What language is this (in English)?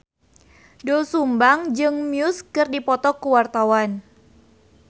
Sundanese